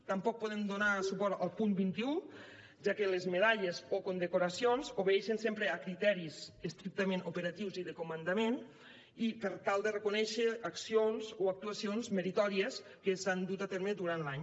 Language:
Catalan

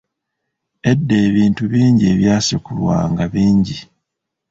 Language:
Ganda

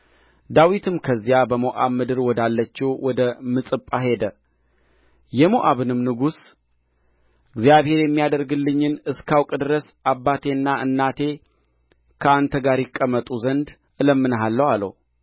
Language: Amharic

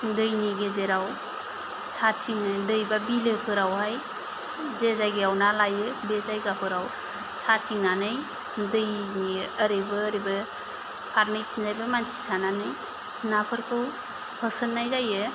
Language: Bodo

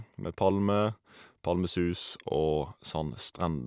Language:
Norwegian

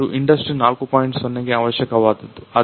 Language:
Kannada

